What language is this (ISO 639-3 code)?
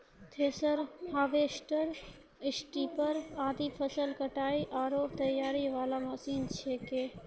mai